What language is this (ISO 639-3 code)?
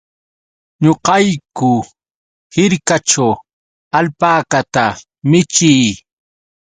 qux